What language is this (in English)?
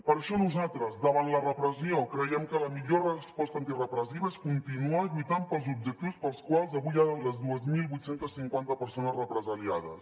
Catalan